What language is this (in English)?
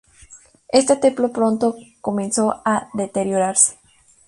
Spanish